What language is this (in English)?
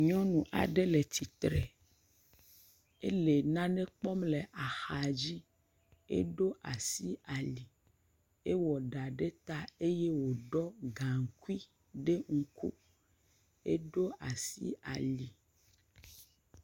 Ewe